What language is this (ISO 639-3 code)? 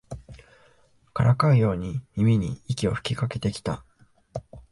jpn